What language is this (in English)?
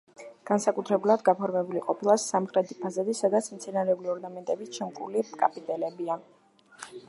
Georgian